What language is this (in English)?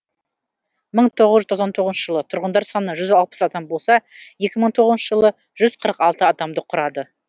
Kazakh